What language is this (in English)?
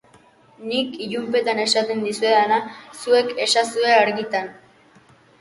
Basque